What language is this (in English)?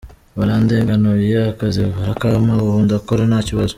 Kinyarwanda